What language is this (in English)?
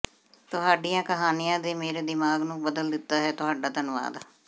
Punjabi